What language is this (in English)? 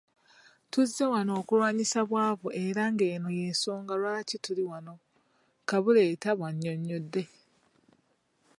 Ganda